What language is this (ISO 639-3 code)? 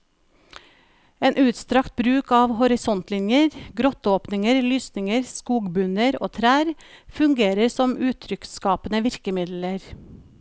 nor